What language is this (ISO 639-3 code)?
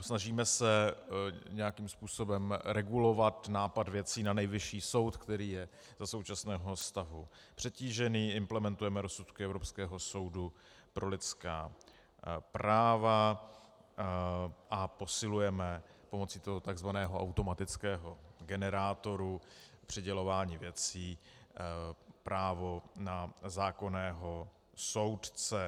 ces